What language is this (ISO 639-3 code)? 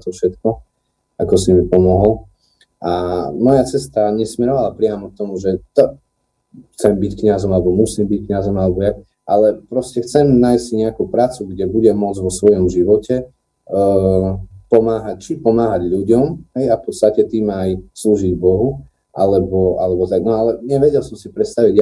slk